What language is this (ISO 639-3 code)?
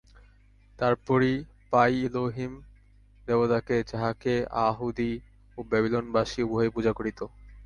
ben